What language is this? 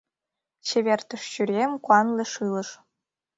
Mari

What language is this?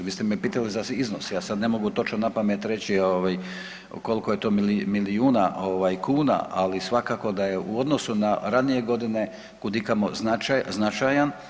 Croatian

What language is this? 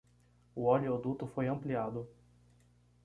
Portuguese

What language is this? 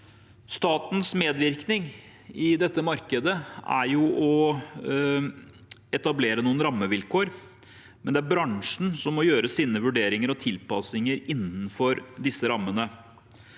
Norwegian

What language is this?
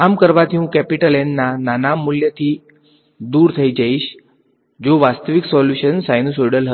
Gujarati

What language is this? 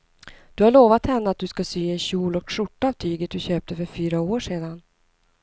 Swedish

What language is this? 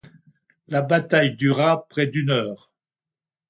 French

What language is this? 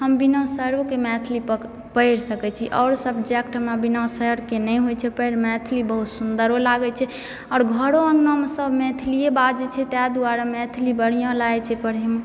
Maithili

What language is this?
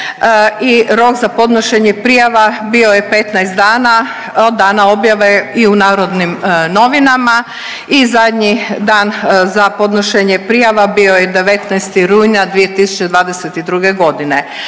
Croatian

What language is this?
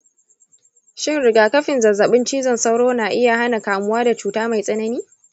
Hausa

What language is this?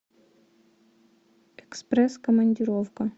Russian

